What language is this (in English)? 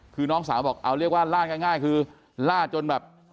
Thai